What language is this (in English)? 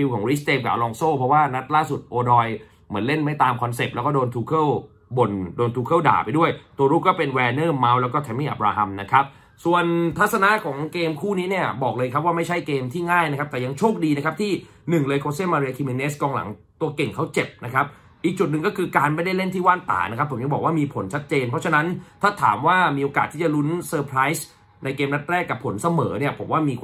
Thai